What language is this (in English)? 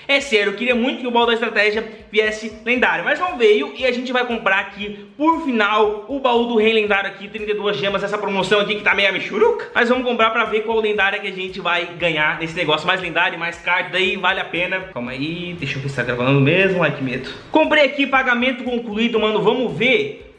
Portuguese